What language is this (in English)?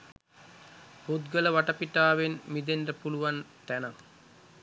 Sinhala